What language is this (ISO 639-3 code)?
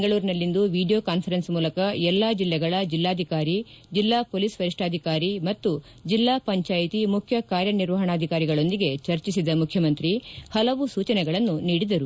kan